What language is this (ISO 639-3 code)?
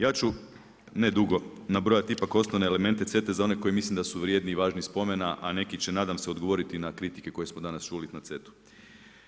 hrv